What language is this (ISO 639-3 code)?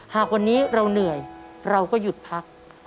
tha